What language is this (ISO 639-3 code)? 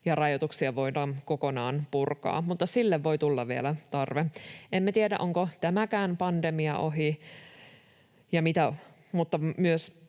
fin